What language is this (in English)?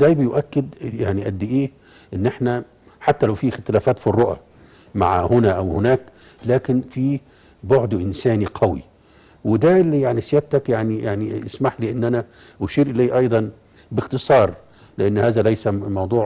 Arabic